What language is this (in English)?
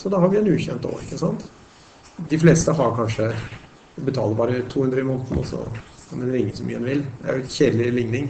Norwegian